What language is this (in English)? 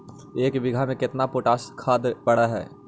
Magahi